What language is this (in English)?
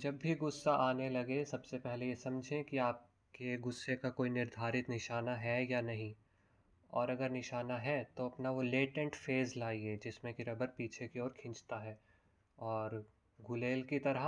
Hindi